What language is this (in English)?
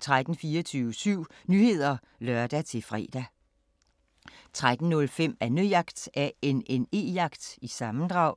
Danish